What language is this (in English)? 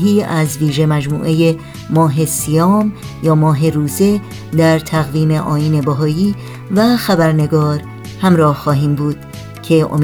Persian